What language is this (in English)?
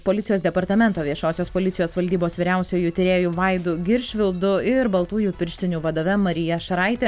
Lithuanian